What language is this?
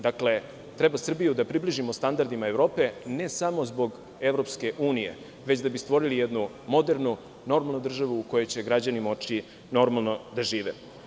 Serbian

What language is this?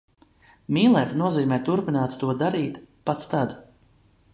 Latvian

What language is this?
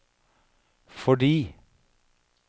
Norwegian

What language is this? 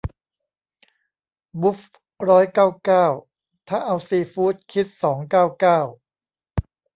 Thai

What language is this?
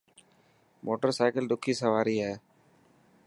Dhatki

